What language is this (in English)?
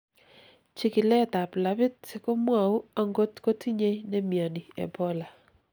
Kalenjin